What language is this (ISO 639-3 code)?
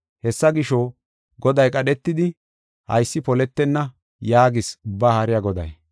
gof